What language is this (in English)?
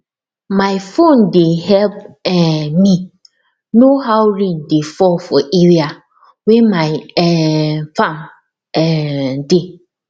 Nigerian Pidgin